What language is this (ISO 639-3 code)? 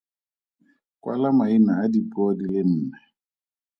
tsn